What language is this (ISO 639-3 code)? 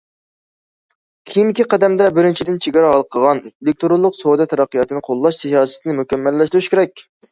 uig